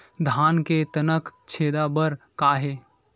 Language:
Chhattisgarhi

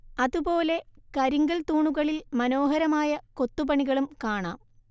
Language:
Malayalam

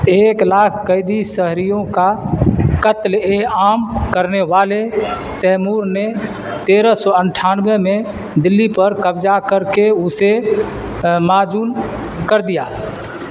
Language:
Urdu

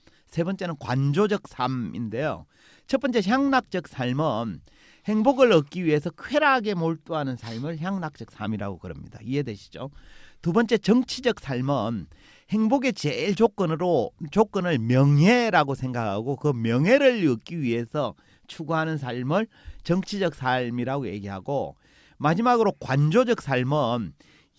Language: Korean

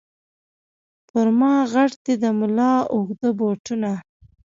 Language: Pashto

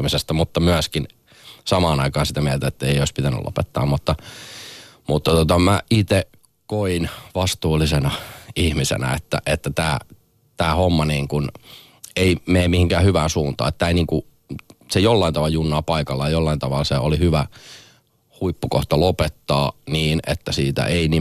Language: Finnish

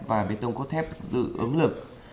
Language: Vietnamese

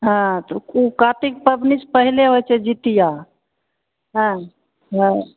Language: Maithili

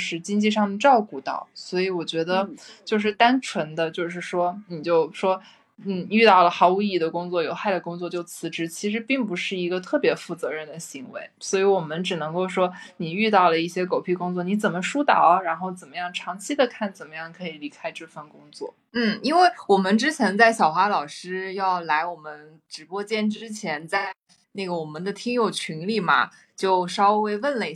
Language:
Chinese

